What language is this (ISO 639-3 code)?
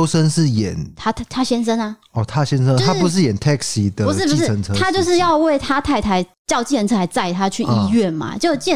zho